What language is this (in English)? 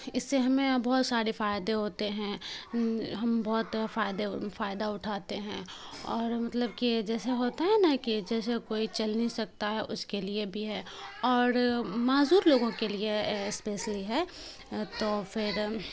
Urdu